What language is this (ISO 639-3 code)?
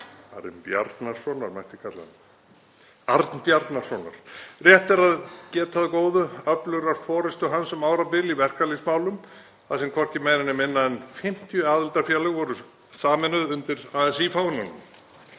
isl